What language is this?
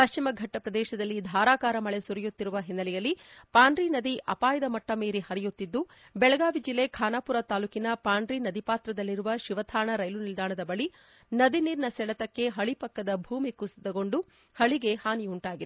Kannada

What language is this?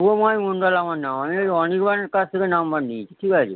Bangla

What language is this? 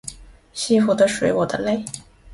Chinese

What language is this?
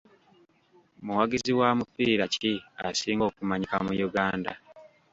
Ganda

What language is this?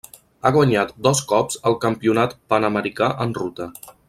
Catalan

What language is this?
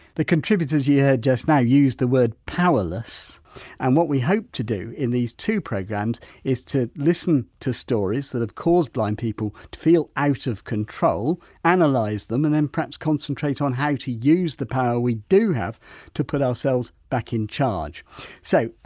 English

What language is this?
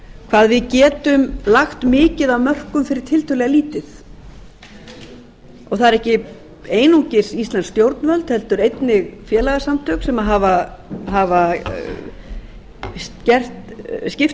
Icelandic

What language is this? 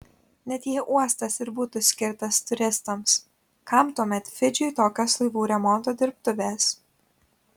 Lithuanian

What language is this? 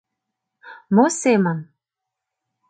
Mari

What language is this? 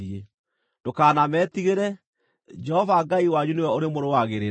Kikuyu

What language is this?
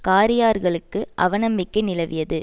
Tamil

